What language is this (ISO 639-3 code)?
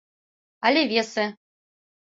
chm